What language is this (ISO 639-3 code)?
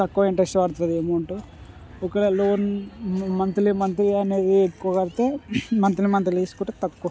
tel